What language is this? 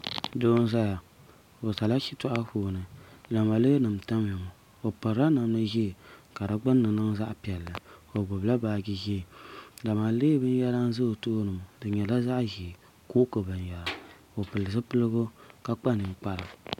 Dagbani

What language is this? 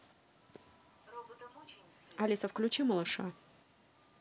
Russian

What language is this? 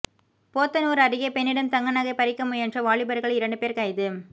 Tamil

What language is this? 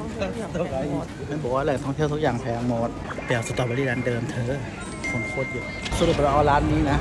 Thai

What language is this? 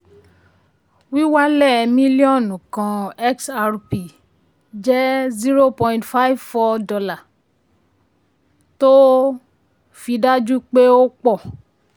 Yoruba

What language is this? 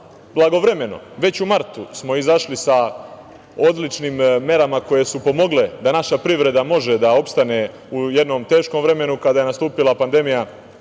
Serbian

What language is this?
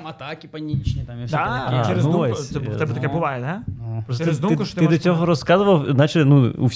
Ukrainian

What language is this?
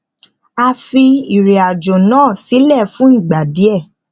Yoruba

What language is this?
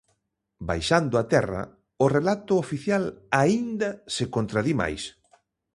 Galician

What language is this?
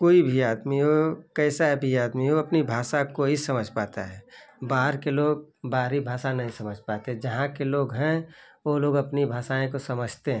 Hindi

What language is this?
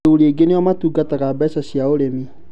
Kikuyu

